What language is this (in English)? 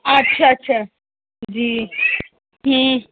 Urdu